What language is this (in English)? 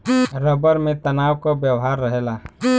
Bhojpuri